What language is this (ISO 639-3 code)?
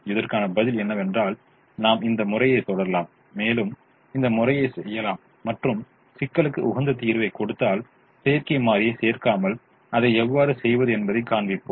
tam